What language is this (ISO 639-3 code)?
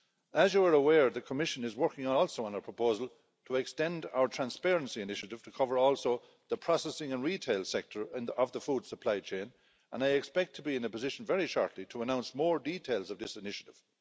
eng